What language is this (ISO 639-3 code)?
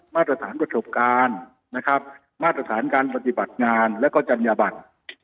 tha